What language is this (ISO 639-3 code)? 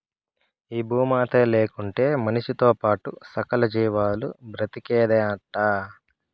tel